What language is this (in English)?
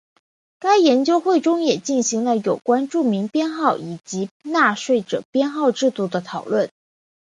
Chinese